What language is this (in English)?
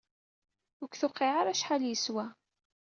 Kabyle